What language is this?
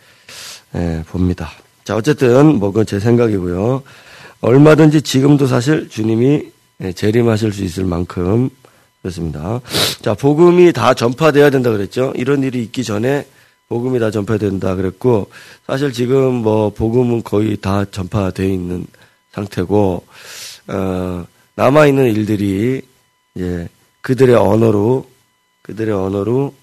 Korean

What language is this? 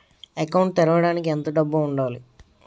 Telugu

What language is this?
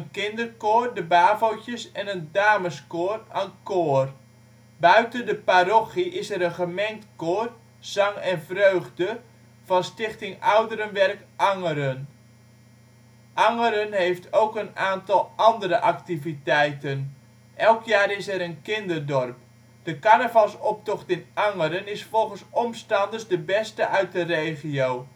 Dutch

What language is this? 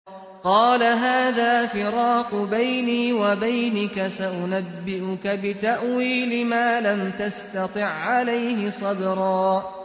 Arabic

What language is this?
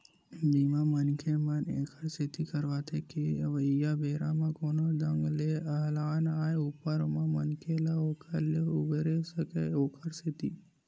Chhattisgarhi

